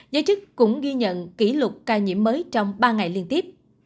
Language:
Vietnamese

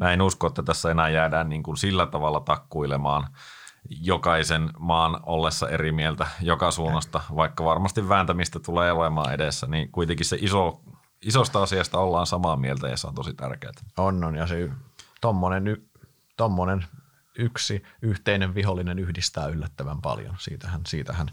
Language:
Finnish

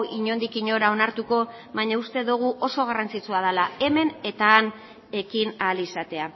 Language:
Basque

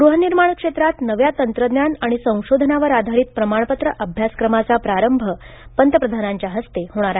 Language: Marathi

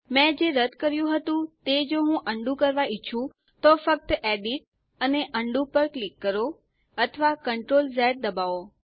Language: Gujarati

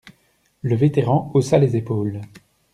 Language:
French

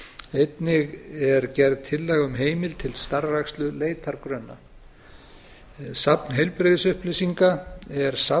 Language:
Icelandic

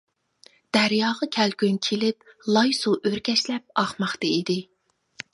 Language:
Uyghur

